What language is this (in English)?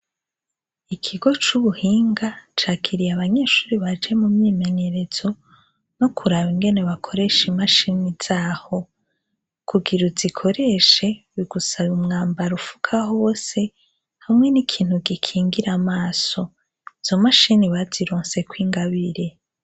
Rundi